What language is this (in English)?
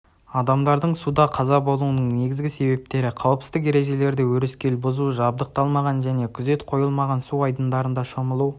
Kazakh